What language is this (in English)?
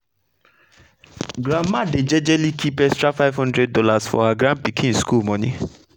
Nigerian Pidgin